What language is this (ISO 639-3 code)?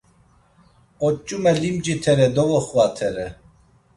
lzz